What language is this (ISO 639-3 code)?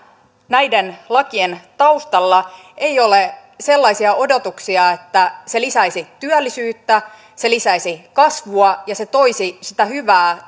fin